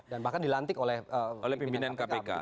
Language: Indonesian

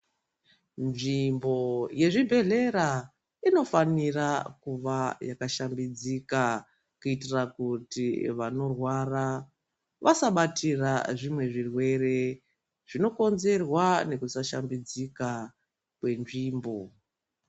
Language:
Ndau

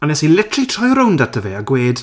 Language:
Welsh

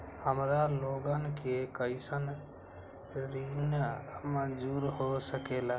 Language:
Magahi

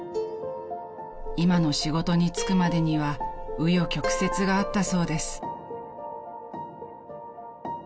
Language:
Japanese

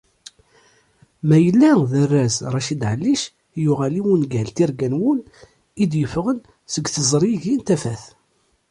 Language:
Kabyle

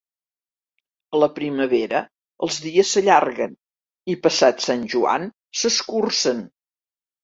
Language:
Catalan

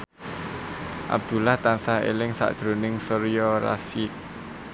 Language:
Javanese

